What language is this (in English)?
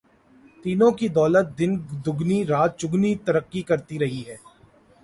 Urdu